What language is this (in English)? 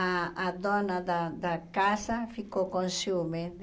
Portuguese